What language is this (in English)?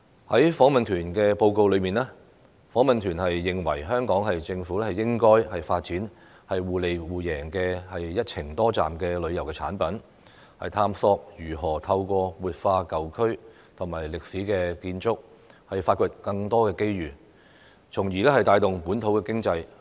Cantonese